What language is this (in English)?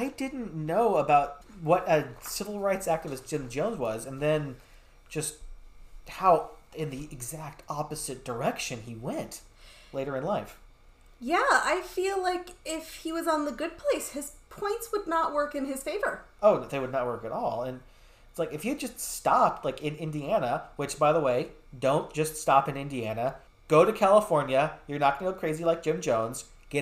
English